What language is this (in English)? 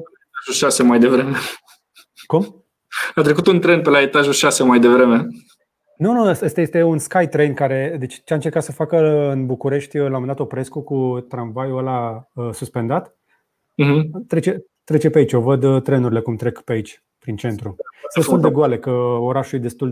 Romanian